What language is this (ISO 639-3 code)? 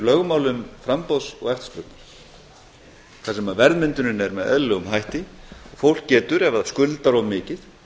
isl